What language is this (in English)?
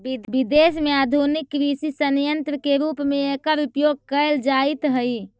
Magahi